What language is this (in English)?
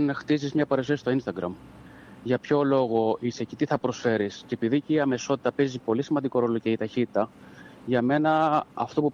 Greek